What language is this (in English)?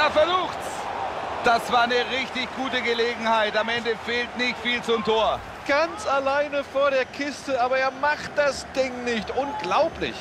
German